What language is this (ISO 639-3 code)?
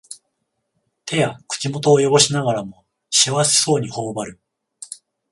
jpn